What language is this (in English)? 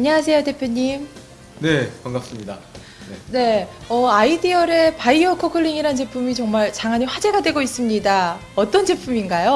Korean